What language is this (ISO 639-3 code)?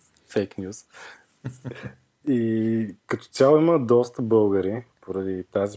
bul